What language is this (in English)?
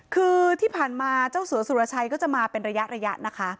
Thai